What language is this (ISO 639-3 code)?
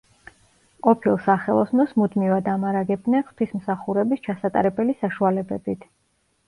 kat